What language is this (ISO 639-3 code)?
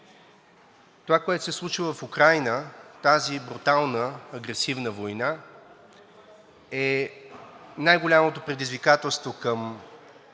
bul